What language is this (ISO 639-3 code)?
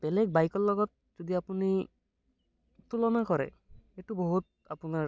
asm